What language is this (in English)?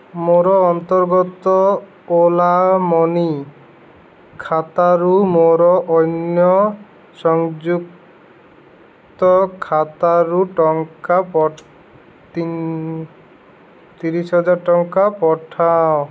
Odia